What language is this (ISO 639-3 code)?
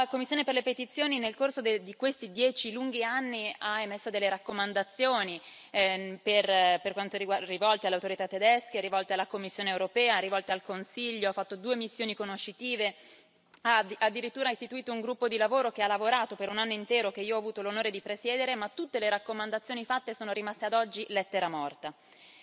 ita